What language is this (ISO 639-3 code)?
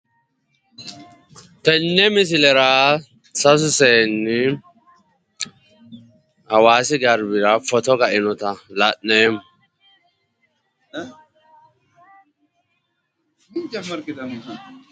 sid